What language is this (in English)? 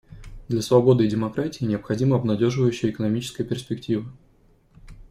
Russian